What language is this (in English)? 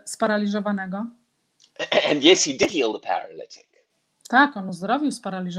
Polish